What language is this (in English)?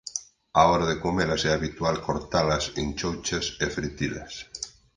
Galician